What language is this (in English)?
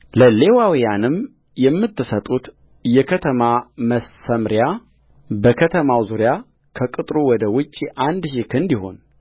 Amharic